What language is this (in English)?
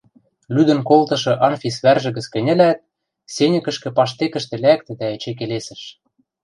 Western Mari